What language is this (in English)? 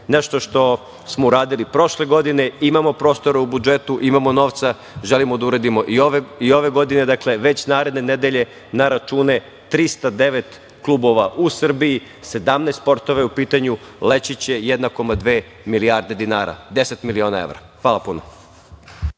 Serbian